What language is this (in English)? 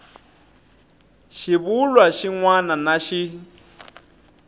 Tsonga